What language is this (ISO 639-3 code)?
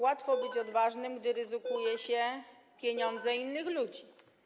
pol